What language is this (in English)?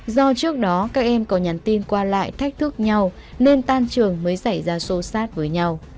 Vietnamese